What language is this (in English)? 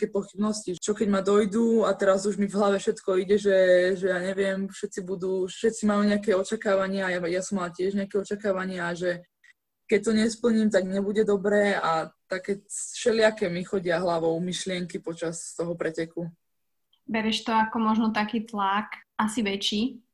Slovak